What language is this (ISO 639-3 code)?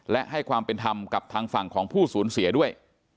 tha